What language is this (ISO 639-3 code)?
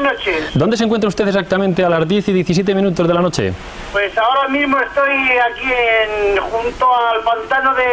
spa